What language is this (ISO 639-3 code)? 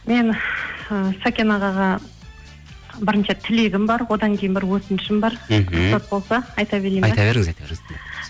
kaz